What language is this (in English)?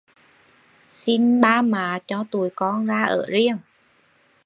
Vietnamese